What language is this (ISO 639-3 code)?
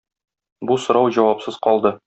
tat